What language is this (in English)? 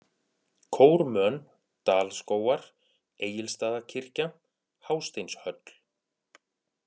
Icelandic